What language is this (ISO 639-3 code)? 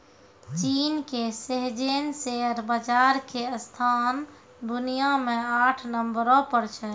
mai